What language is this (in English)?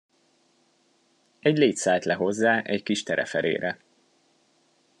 Hungarian